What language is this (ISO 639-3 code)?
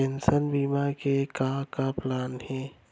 hne